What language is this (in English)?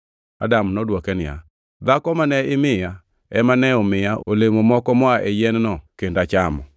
Luo (Kenya and Tanzania)